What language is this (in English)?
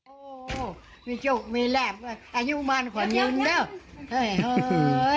Thai